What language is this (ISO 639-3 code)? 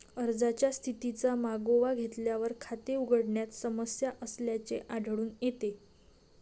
mar